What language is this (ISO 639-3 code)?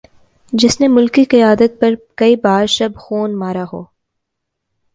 urd